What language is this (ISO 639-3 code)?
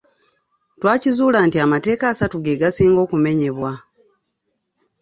lug